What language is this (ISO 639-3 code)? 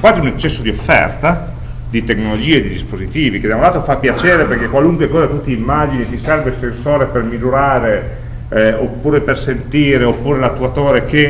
ita